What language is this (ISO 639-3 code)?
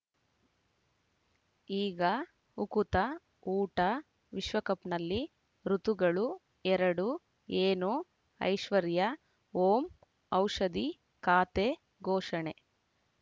kan